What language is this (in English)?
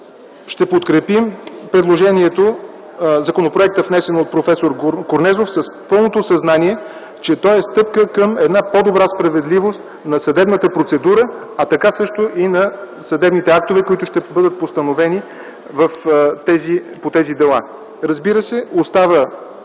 Bulgarian